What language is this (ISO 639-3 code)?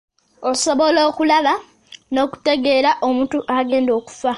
lug